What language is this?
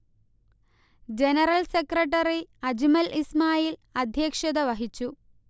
Malayalam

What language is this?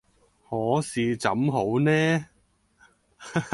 Cantonese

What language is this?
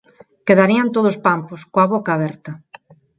Galician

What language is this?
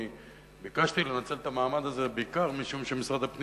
Hebrew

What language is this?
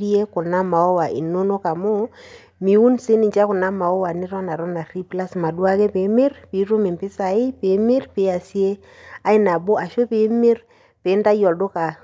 Masai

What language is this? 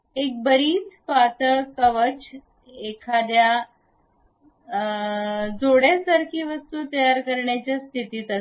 Marathi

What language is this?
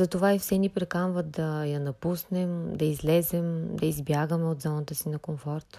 Bulgarian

